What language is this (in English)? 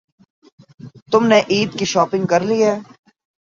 Urdu